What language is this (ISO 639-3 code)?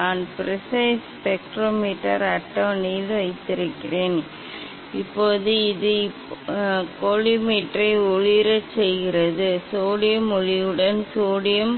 tam